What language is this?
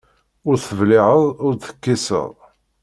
Kabyle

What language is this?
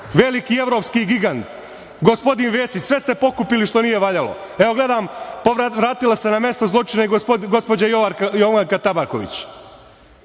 Serbian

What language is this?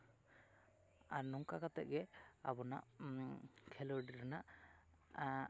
Santali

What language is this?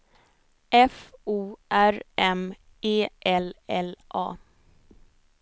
Swedish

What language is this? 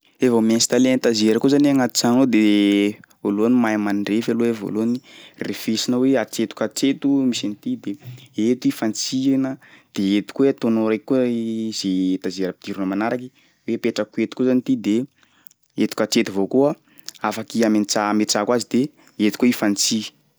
Sakalava Malagasy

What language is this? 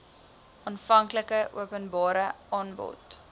Afrikaans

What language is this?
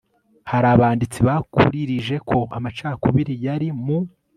Kinyarwanda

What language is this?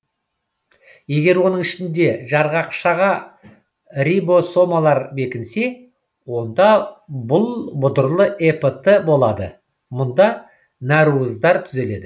Kazakh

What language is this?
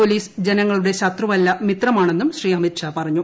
Malayalam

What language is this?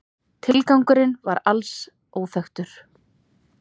Icelandic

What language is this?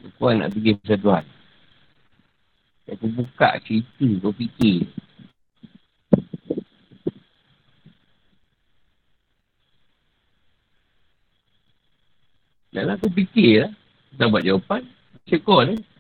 Malay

